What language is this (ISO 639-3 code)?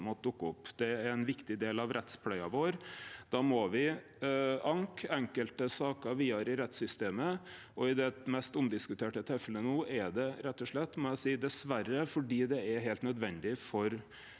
nor